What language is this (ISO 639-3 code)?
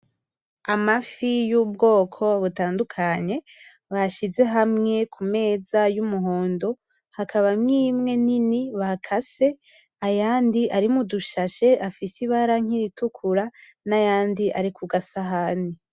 run